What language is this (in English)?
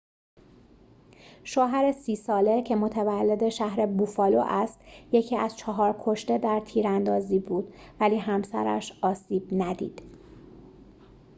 Persian